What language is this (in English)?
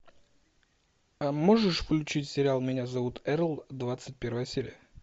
Russian